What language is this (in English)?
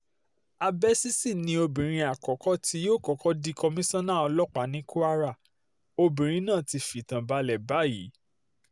Yoruba